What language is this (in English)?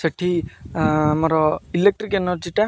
Odia